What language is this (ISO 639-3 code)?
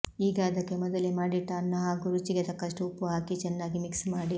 kan